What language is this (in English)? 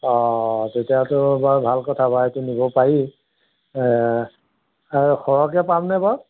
Assamese